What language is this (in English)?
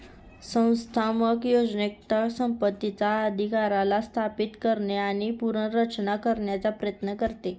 Marathi